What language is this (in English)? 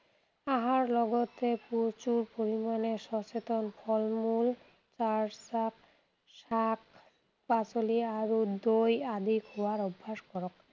Assamese